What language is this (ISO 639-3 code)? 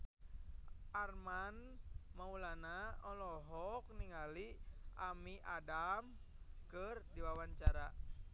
sun